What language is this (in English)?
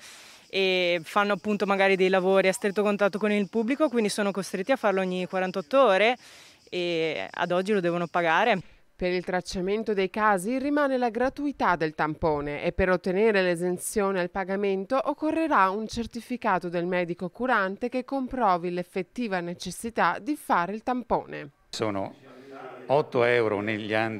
Italian